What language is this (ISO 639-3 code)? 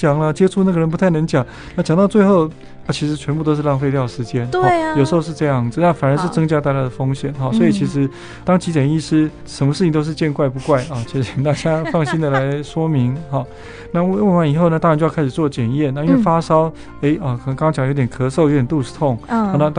zho